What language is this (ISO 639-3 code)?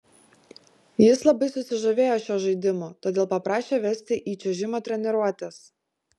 lit